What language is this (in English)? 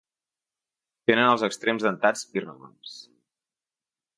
Catalan